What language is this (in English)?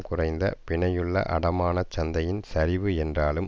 Tamil